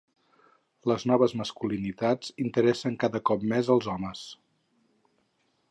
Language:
Catalan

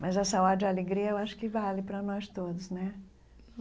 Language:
Portuguese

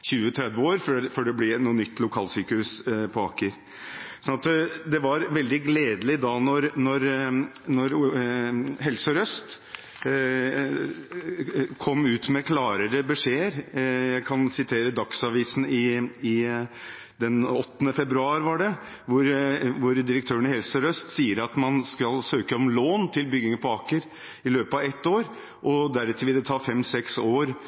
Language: Norwegian Bokmål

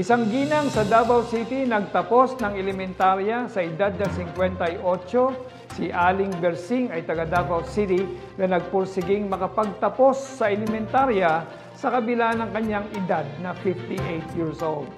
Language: Filipino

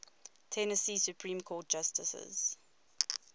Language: English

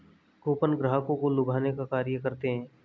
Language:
Hindi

